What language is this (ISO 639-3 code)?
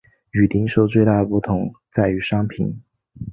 zho